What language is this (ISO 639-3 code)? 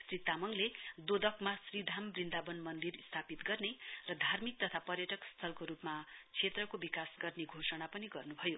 nep